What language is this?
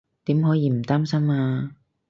Cantonese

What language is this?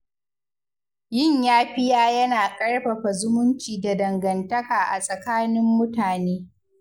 Hausa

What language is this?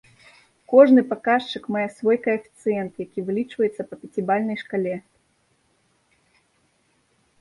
Belarusian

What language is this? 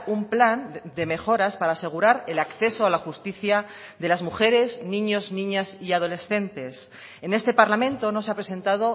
Spanish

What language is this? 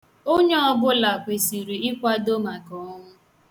Igbo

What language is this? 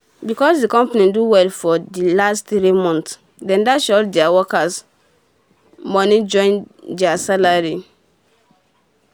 Nigerian Pidgin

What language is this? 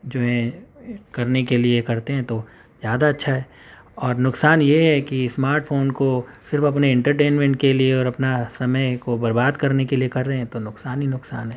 Urdu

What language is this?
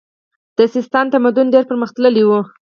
Pashto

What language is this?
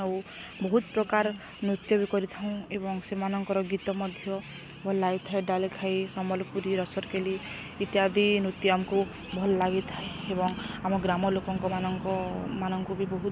Odia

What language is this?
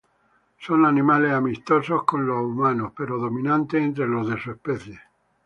Spanish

